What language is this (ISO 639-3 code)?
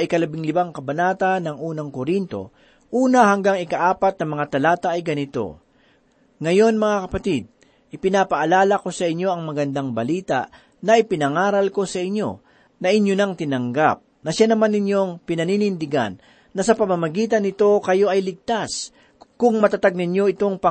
fil